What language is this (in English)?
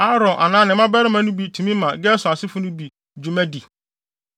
Akan